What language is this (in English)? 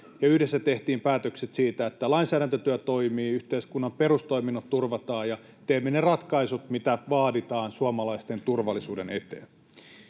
Finnish